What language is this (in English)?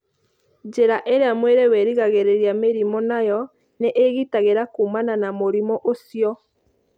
Kikuyu